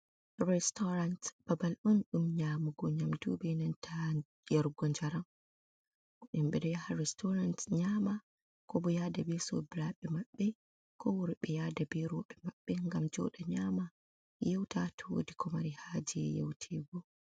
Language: Fula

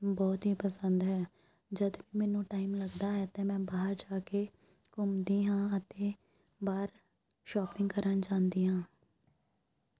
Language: Punjabi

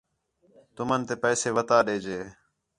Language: Khetrani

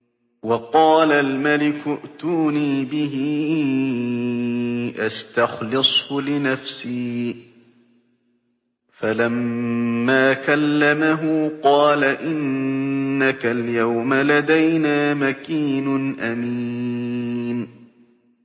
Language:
Arabic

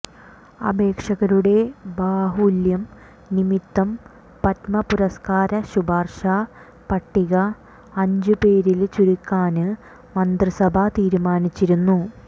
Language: Malayalam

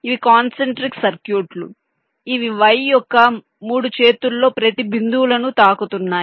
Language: Telugu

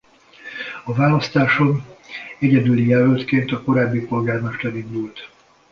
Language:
Hungarian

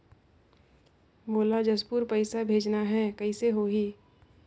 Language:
Chhattisgarhi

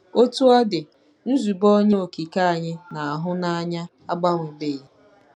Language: Igbo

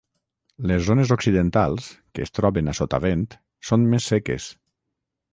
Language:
Catalan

